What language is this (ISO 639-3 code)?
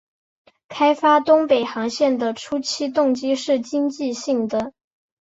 zho